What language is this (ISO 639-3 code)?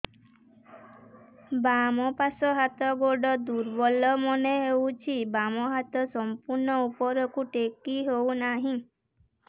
ori